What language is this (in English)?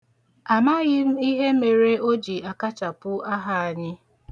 Igbo